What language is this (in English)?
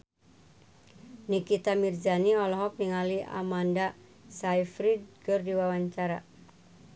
Sundanese